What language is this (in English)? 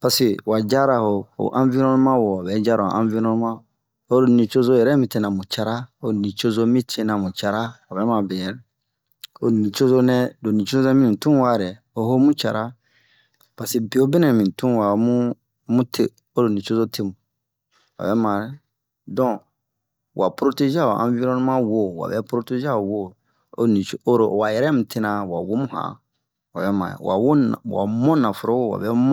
Bomu